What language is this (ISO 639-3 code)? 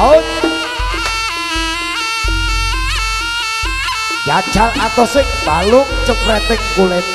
ind